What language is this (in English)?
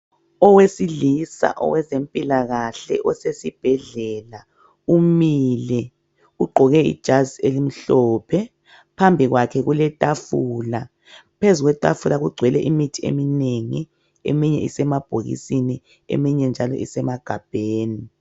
North Ndebele